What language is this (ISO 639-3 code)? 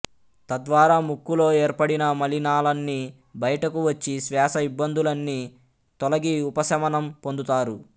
tel